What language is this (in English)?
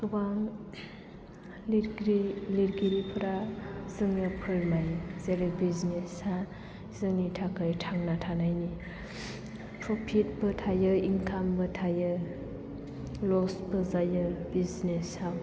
Bodo